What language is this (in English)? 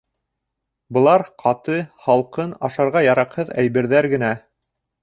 Bashkir